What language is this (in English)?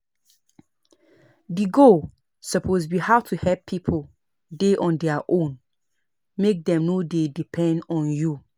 Nigerian Pidgin